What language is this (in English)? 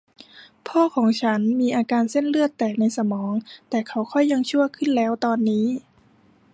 Thai